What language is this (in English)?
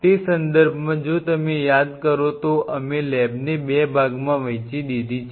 Gujarati